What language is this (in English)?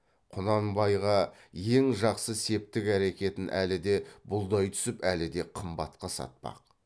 Kazakh